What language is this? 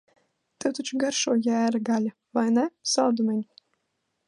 Latvian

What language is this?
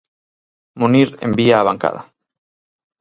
Galician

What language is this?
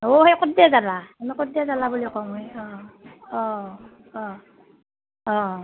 Assamese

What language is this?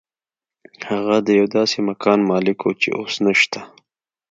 Pashto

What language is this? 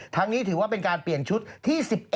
Thai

